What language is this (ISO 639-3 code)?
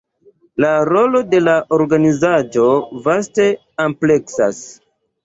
epo